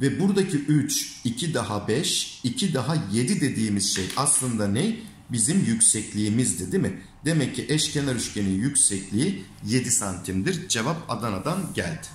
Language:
Turkish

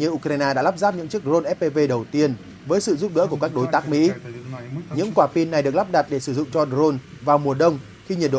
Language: Vietnamese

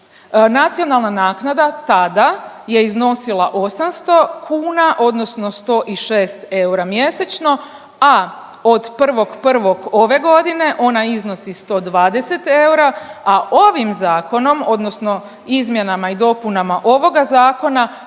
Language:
Croatian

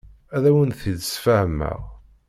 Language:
Kabyle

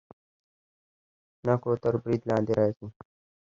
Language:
Pashto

